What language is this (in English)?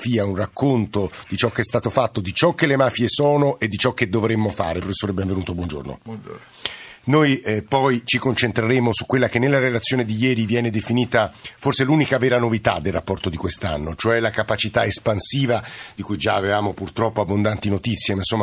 Italian